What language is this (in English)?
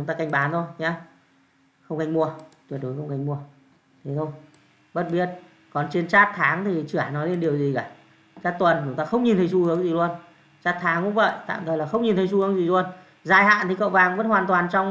Vietnamese